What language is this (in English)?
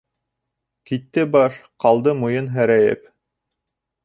Bashkir